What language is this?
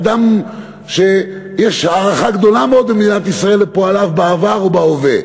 Hebrew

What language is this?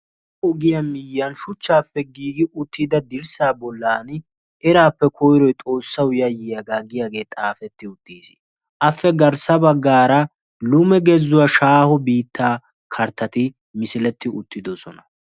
Wolaytta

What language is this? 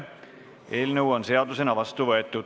Estonian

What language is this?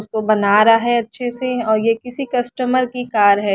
Hindi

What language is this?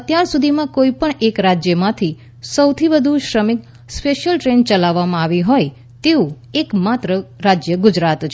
Gujarati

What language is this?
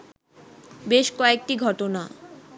Bangla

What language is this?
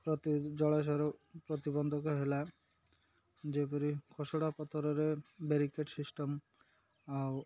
Odia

